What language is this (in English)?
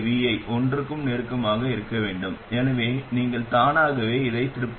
Tamil